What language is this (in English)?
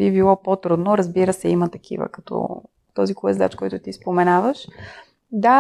Bulgarian